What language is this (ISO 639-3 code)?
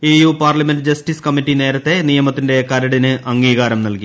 mal